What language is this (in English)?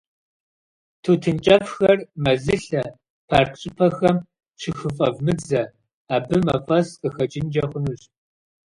Kabardian